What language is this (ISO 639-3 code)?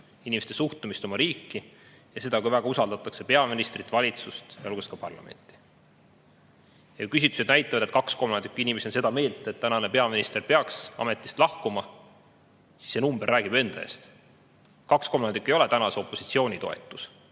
est